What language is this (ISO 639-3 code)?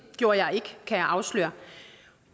dan